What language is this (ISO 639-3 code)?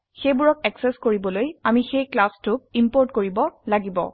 asm